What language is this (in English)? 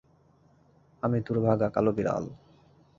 Bangla